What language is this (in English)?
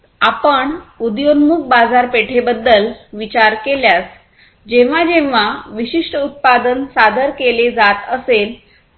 Marathi